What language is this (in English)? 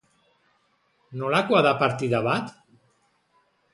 Basque